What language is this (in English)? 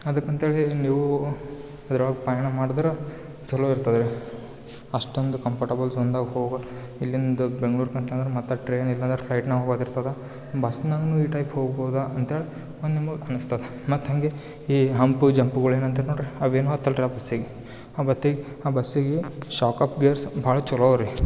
Kannada